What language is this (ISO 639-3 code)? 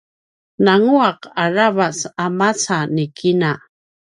pwn